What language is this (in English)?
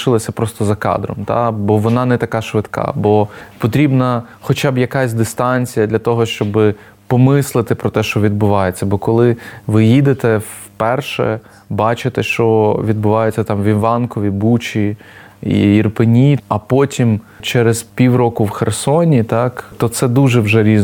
Ukrainian